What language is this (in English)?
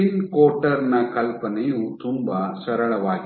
Kannada